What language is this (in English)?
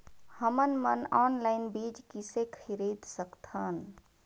Chhattisgarhi